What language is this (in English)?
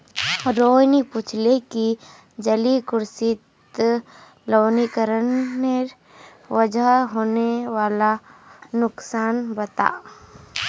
Magahi